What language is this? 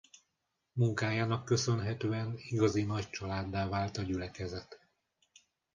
Hungarian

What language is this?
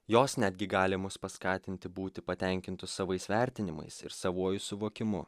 Lithuanian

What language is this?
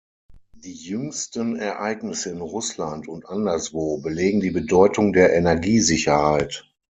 German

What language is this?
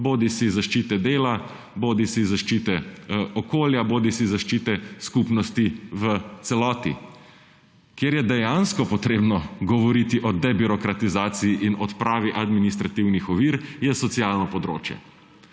Slovenian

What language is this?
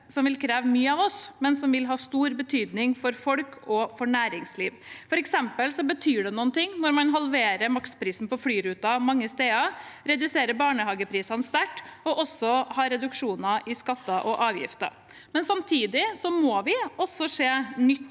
Norwegian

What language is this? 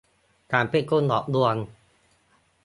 Thai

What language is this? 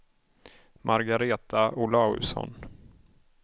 Swedish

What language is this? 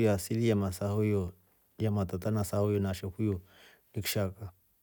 Rombo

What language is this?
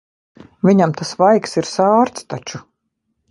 Latvian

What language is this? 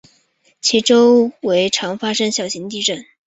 Chinese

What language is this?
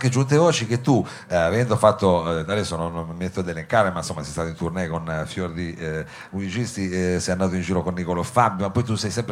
Italian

